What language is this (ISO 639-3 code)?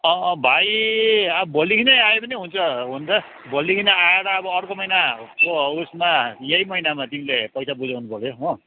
nep